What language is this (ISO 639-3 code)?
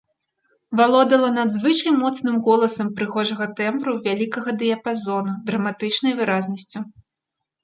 bel